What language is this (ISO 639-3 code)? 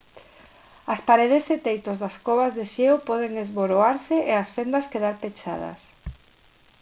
glg